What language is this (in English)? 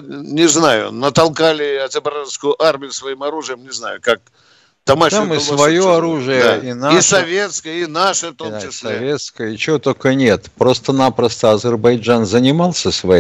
Russian